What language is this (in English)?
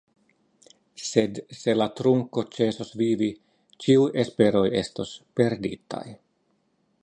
Esperanto